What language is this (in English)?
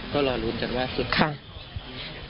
Thai